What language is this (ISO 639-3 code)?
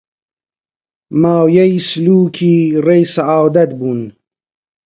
ckb